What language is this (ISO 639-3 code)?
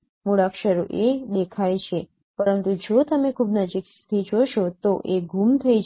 guj